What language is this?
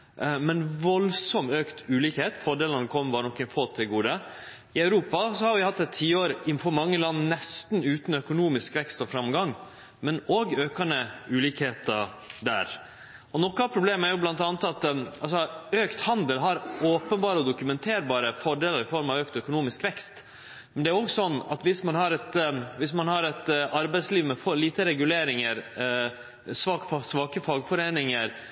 Norwegian Nynorsk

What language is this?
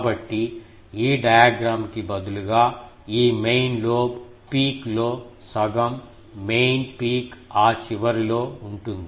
Telugu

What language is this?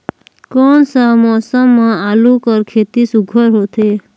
Chhattisgarhi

